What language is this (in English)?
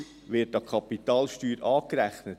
Swiss German